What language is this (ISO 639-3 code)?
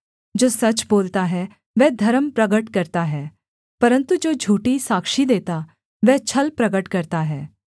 hin